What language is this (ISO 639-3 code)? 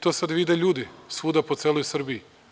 srp